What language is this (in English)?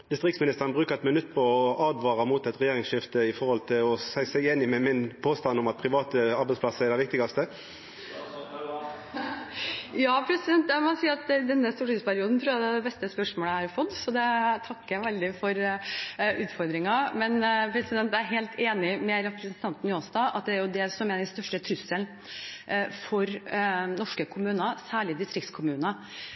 Norwegian